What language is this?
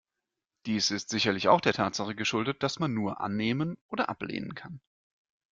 German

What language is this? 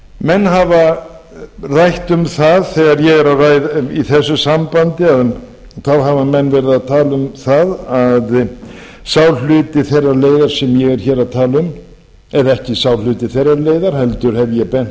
Icelandic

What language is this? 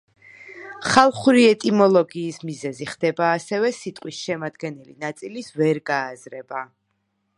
Georgian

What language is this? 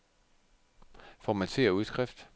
Danish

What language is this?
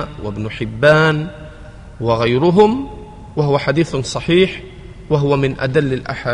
Arabic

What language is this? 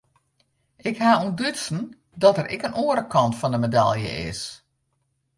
Western Frisian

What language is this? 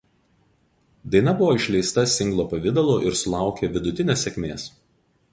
Lithuanian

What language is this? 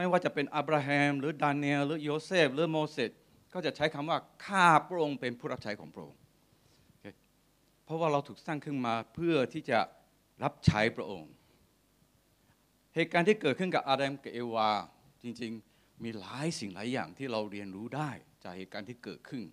Thai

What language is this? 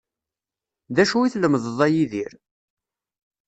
Kabyle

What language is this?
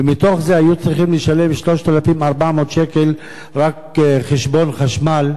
Hebrew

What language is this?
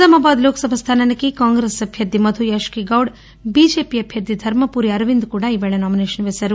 Telugu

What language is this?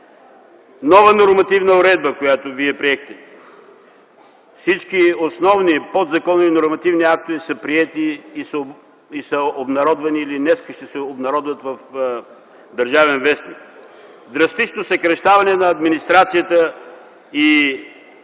Bulgarian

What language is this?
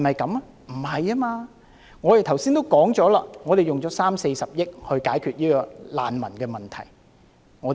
Cantonese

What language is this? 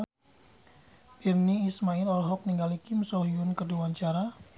Sundanese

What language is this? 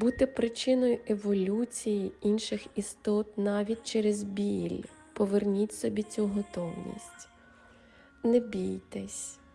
Ukrainian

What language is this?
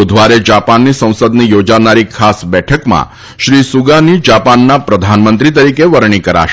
Gujarati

